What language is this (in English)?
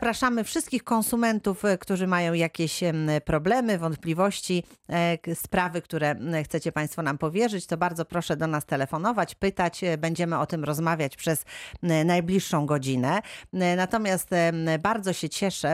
Polish